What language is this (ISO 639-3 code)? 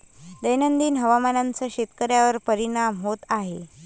mar